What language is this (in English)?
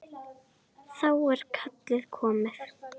Icelandic